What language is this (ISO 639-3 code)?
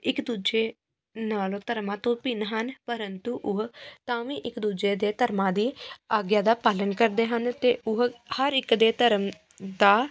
pan